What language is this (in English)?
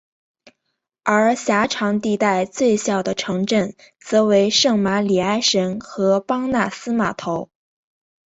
Chinese